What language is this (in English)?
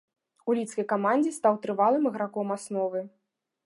Belarusian